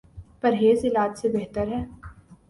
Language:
Urdu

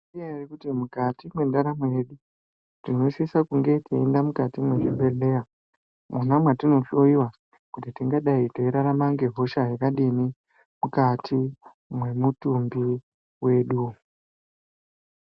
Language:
Ndau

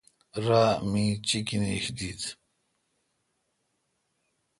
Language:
Kalkoti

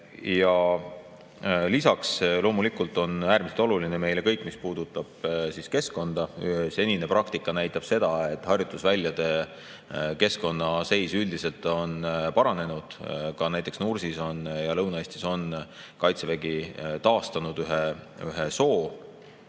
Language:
Estonian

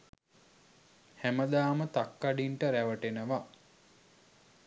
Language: Sinhala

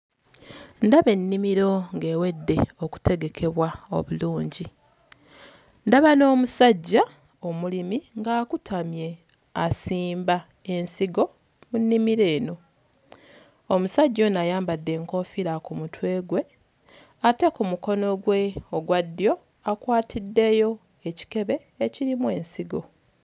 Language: Ganda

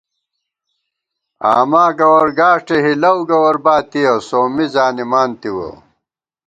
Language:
Gawar-Bati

